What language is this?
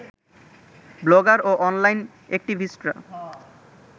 Bangla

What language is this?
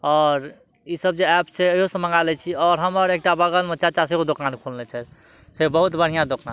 Maithili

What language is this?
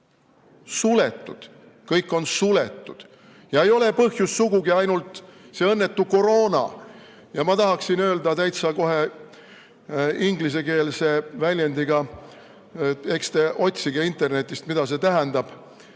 Estonian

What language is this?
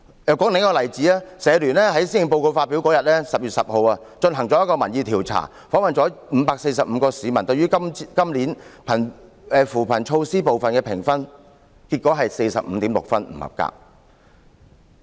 Cantonese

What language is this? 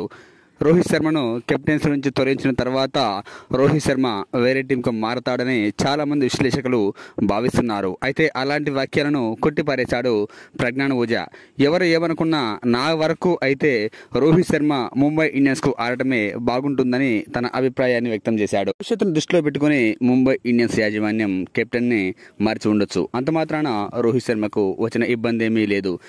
Telugu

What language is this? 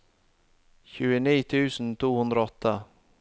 Norwegian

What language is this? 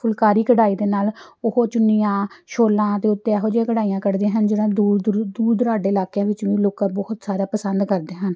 Punjabi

